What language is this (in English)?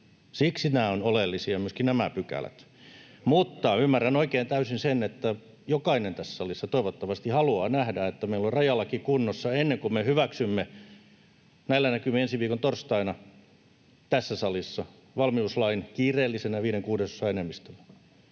Finnish